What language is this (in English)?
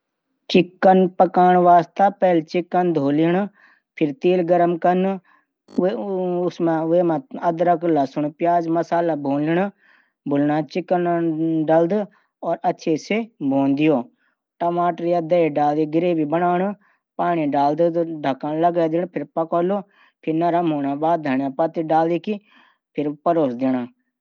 Garhwali